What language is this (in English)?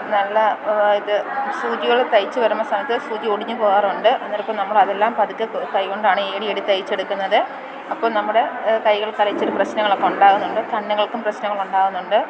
Malayalam